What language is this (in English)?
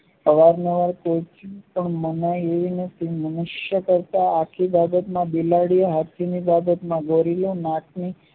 Gujarati